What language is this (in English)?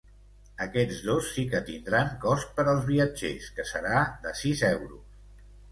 Catalan